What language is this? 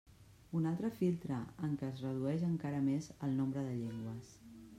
Catalan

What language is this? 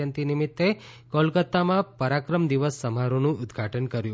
Gujarati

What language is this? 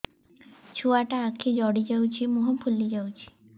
Odia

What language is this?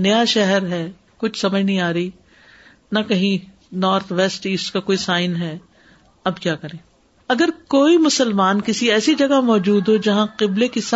Urdu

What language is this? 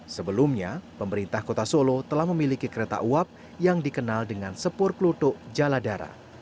Indonesian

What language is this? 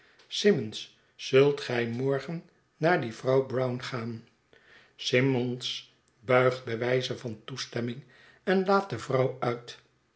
Dutch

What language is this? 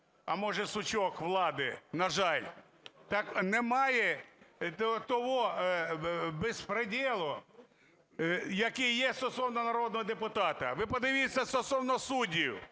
Ukrainian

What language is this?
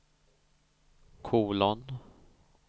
Swedish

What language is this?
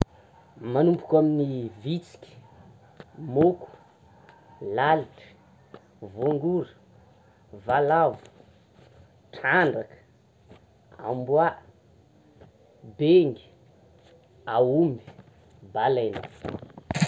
Tsimihety Malagasy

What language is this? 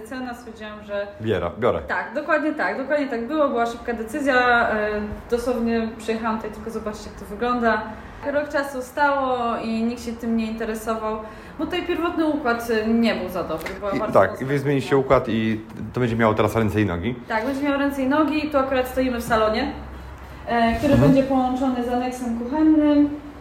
Polish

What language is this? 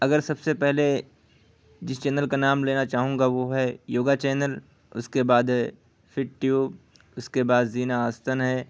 Urdu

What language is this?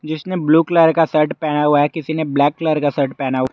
Hindi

